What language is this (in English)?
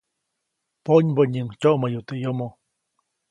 Copainalá Zoque